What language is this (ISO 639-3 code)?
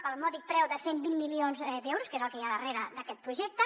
cat